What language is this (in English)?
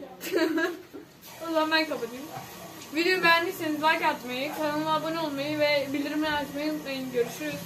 Turkish